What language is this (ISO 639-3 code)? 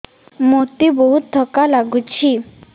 ori